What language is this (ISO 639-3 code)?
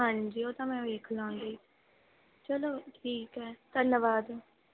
pan